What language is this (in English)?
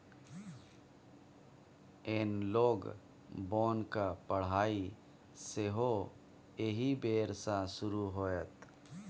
Maithili